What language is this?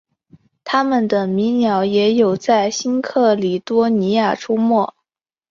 Chinese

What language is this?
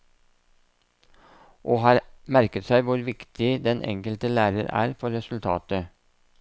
Norwegian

